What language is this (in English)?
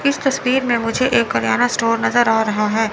Hindi